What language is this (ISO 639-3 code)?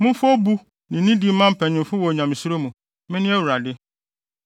aka